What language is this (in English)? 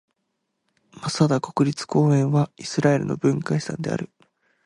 Japanese